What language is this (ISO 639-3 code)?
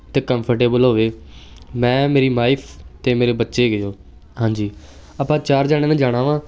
pan